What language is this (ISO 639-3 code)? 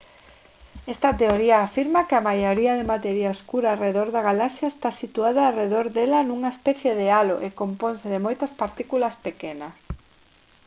glg